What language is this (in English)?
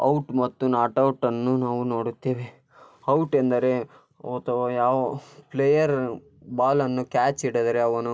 Kannada